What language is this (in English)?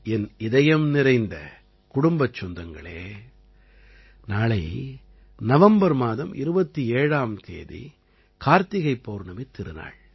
Tamil